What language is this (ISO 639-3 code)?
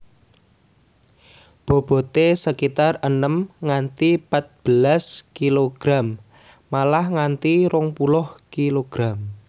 jav